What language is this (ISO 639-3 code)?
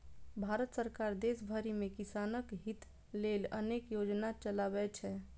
mai